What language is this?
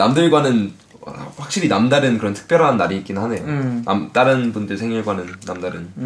Korean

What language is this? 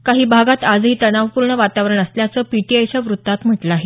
Marathi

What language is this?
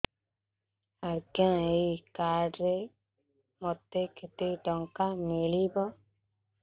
Odia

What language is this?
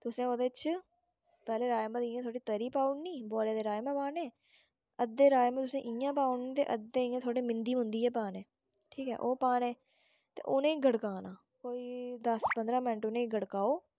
Dogri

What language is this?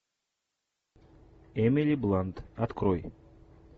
Russian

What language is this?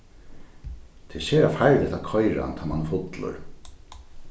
Faroese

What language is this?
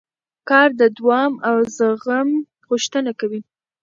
Pashto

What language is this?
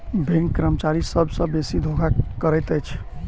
Maithili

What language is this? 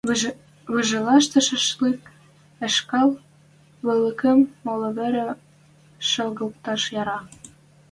Western Mari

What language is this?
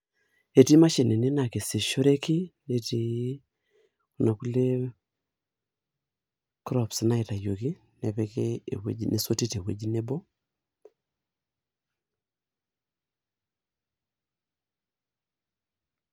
Masai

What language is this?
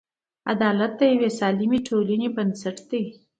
Pashto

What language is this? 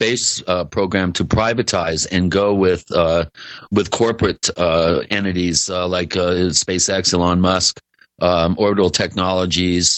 English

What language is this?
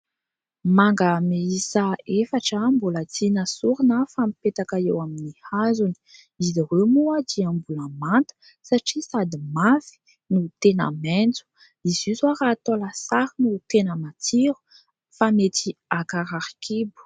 Malagasy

